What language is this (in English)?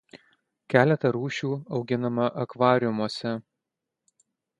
Lithuanian